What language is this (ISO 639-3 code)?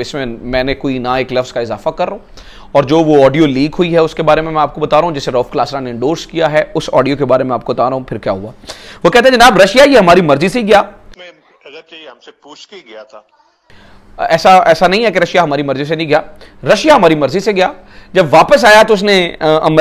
hin